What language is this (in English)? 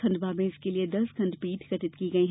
Hindi